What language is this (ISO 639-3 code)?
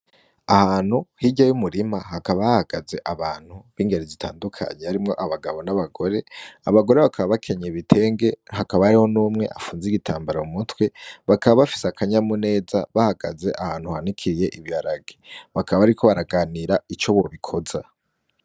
run